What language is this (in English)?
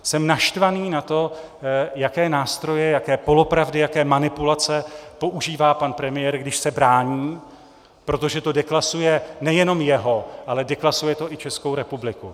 Czech